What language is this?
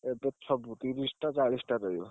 Odia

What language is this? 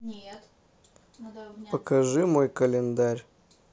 Russian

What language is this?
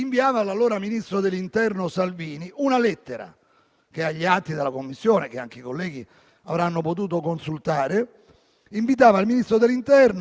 Italian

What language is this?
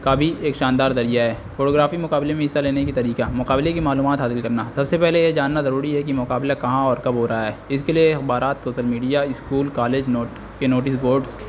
Urdu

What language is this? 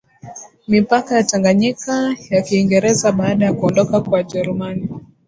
Swahili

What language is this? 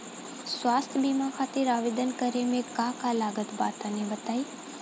Bhojpuri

